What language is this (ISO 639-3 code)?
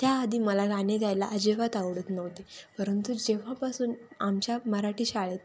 mar